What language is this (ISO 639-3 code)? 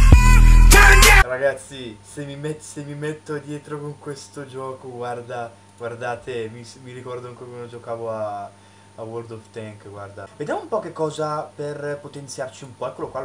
ita